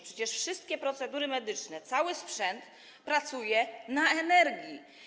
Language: Polish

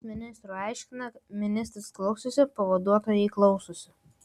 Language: Lithuanian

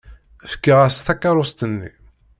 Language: Kabyle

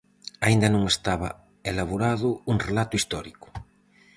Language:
Galician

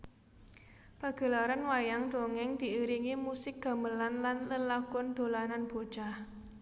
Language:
Javanese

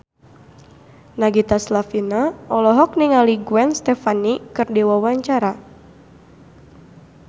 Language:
Sundanese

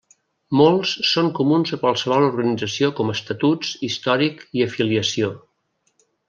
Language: Catalan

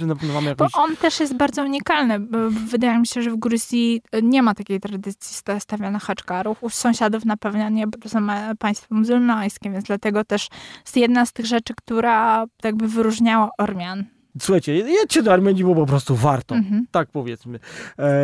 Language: Polish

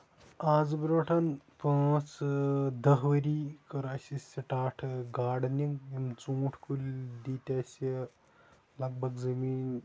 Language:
Kashmiri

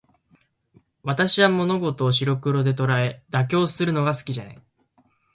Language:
Japanese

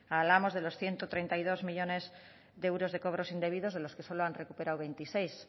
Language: Spanish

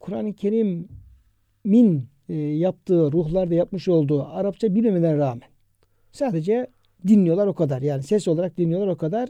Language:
Turkish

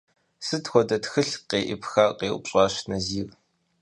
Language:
Kabardian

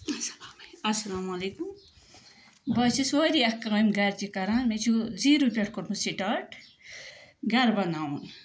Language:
Kashmiri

